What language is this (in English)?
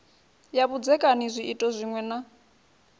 Venda